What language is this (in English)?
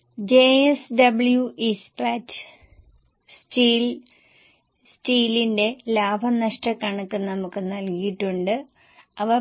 Malayalam